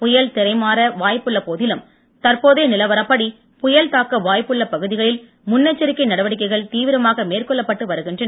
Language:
Tamil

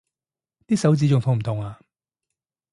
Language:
Cantonese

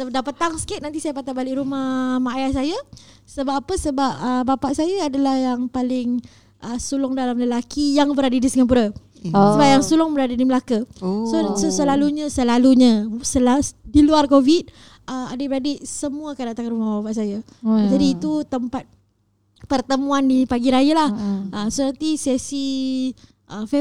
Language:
Malay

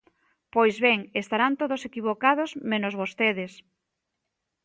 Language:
Galician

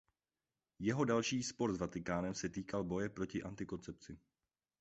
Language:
Czech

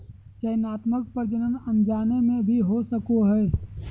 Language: Magahi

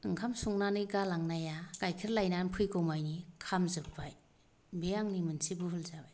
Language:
Bodo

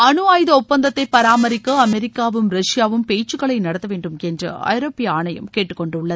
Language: Tamil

